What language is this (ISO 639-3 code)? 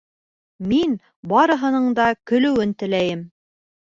bak